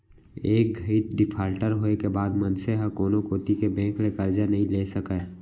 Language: Chhattisgarhi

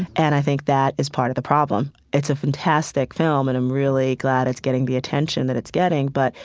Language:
English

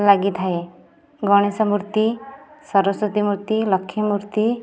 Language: Odia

